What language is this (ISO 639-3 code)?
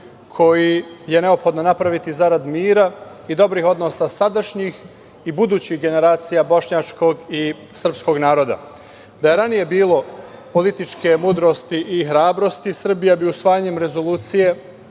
srp